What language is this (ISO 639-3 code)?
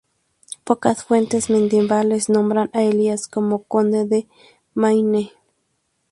spa